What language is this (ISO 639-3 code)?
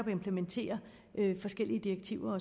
dan